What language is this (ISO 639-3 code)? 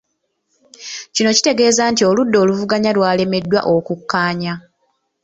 lug